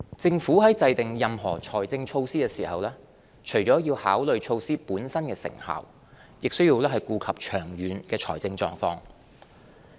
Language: Cantonese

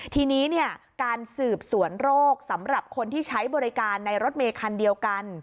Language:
Thai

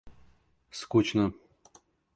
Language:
Russian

